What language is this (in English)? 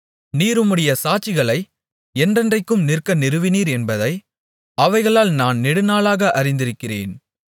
Tamil